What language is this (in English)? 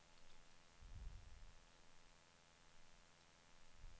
Swedish